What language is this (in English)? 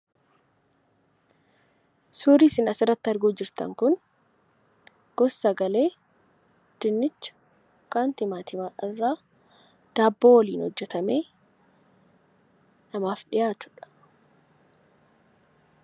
Oromo